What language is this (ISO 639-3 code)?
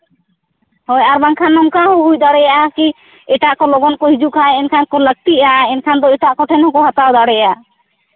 sat